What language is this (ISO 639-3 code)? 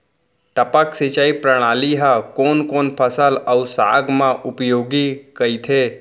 hne